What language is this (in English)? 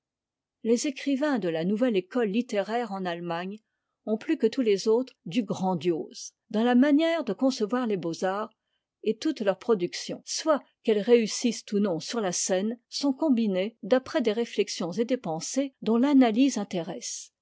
French